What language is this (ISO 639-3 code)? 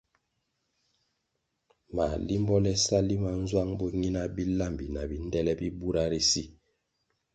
nmg